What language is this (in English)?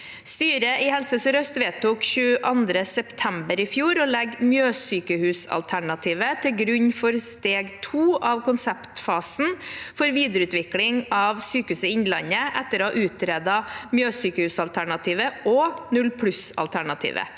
Norwegian